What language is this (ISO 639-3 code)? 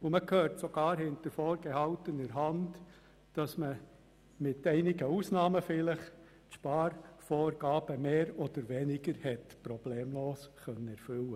gsw